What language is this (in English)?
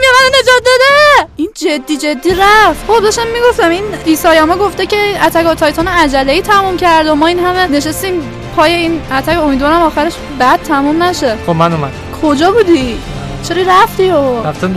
Persian